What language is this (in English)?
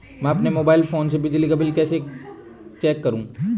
Hindi